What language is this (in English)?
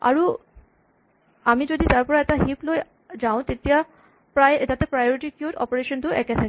Assamese